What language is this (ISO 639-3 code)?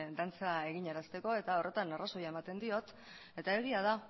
eus